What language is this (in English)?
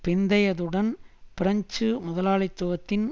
Tamil